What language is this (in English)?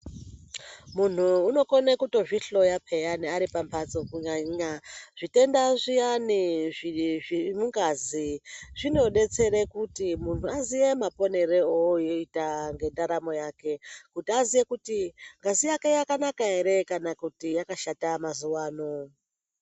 Ndau